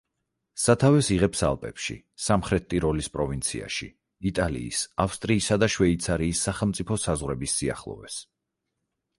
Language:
Georgian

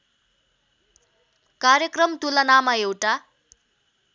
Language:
Nepali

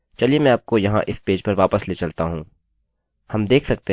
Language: Hindi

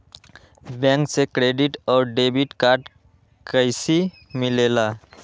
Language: Magahi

